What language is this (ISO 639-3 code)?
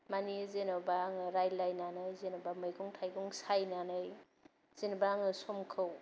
brx